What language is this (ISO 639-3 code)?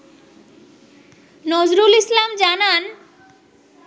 ben